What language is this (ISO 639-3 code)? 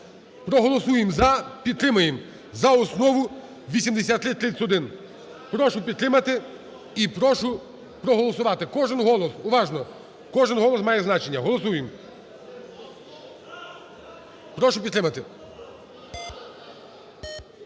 ukr